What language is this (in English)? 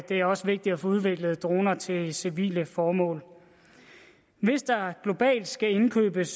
Danish